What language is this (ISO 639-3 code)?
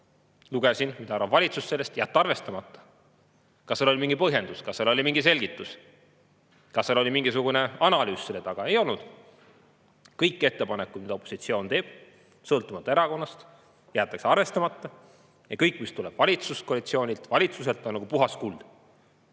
est